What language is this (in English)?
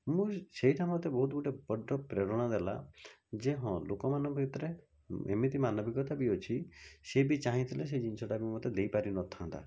Odia